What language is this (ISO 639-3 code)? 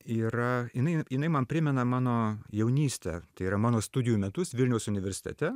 lit